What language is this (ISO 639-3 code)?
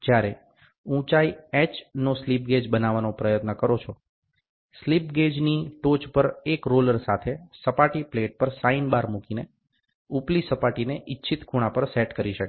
guj